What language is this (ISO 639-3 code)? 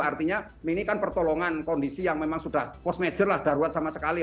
ind